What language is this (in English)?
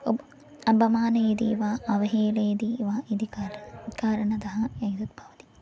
Sanskrit